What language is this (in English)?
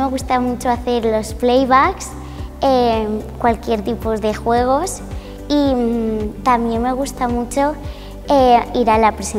Spanish